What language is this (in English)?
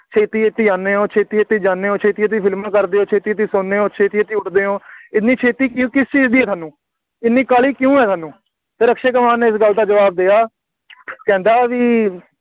Punjabi